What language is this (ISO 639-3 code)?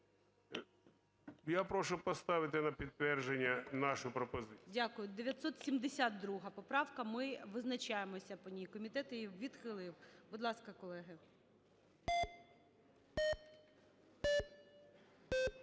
ukr